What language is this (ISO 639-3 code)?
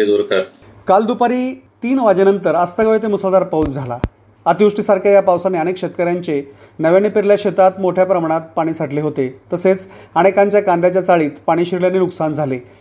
mar